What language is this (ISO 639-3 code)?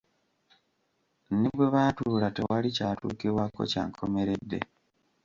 lug